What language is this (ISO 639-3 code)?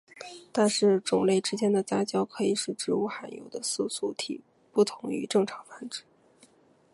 zho